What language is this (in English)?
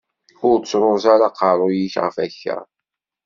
Kabyle